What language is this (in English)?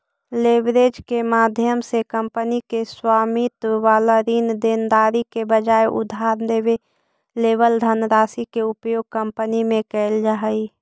Magahi